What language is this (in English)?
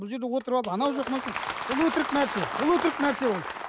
Kazakh